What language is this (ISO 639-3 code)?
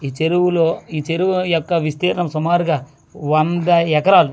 tel